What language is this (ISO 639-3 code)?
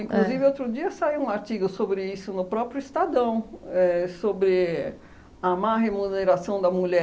por